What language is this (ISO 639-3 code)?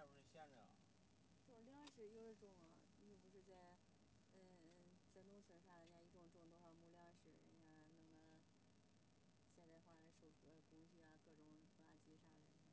zho